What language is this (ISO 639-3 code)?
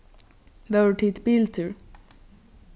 fao